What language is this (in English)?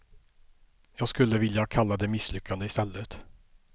Swedish